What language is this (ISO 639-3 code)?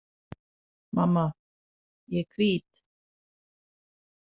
isl